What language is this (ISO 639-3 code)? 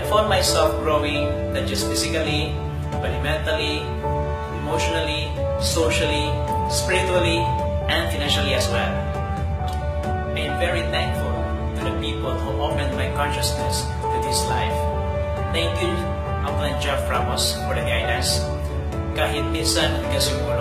eng